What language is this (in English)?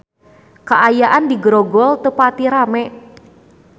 Sundanese